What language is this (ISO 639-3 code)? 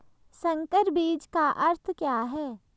hin